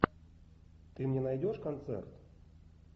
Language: Russian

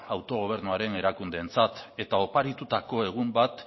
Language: Basque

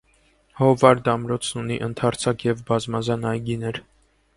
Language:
Armenian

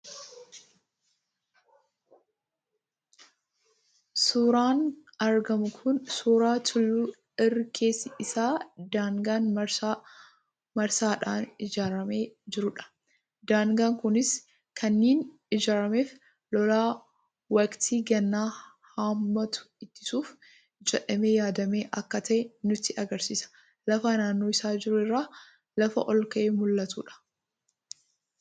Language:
Oromo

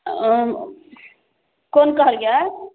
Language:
Maithili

